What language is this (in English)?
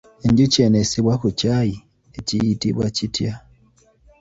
Ganda